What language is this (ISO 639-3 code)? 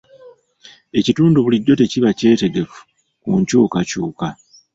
lug